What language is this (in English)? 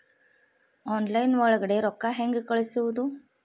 Kannada